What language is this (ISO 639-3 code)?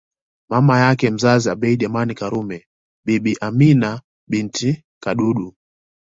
swa